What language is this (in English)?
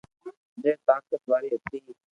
Loarki